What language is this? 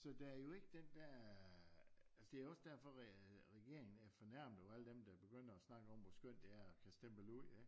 Danish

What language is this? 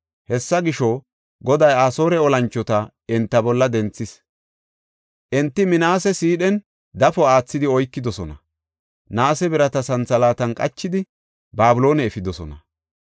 Gofa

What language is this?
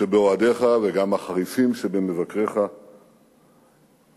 Hebrew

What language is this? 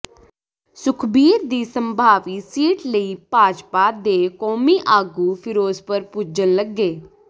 Punjabi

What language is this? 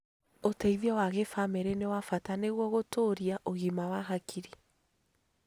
Kikuyu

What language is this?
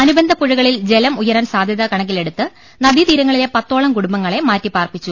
Malayalam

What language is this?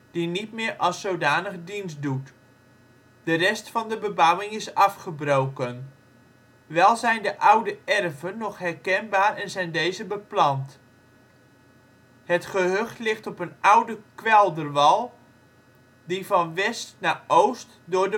Dutch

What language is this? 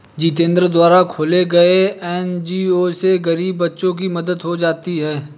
Hindi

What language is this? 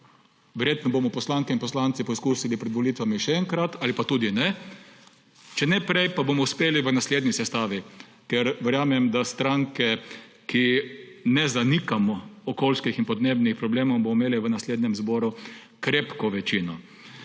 Slovenian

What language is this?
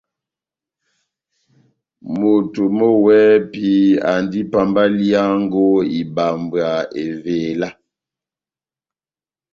Batanga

